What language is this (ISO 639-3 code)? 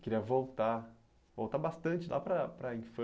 por